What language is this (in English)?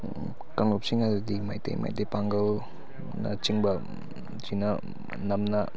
Manipuri